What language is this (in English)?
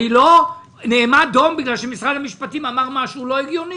Hebrew